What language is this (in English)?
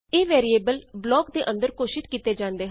Punjabi